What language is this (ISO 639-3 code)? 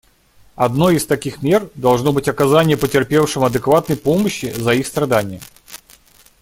rus